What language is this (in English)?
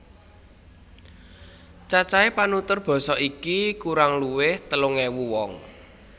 Javanese